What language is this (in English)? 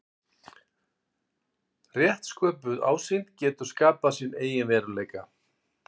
Icelandic